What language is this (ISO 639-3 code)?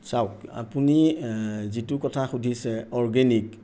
asm